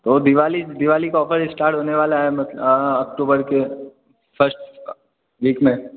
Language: Hindi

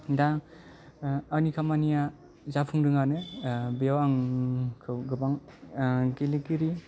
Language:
Bodo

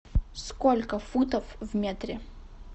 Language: Russian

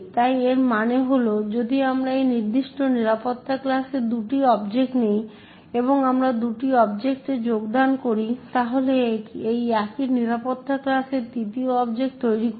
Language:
Bangla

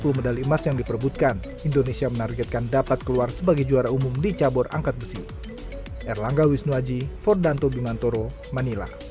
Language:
Indonesian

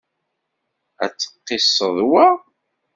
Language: Kabyle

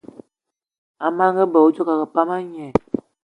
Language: Eton (Cameroon)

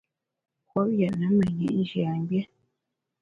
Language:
Bamun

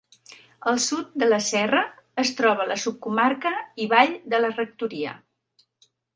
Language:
Catalan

